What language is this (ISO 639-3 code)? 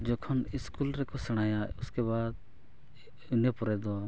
sat